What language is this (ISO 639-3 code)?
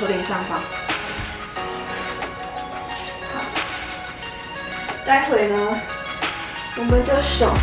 zho